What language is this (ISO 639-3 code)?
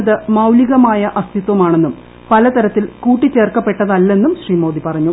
mal